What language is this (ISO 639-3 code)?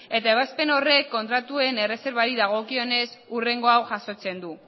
eus